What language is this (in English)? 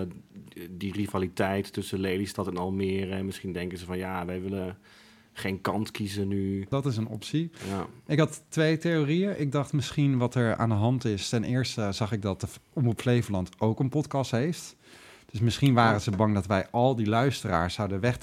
Dutch